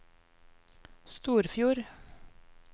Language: Norwegian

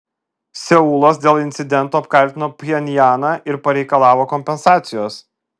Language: Lithuanian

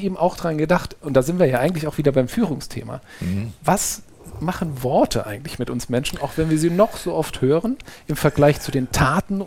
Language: German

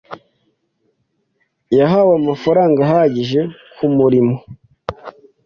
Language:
Kinyarwanda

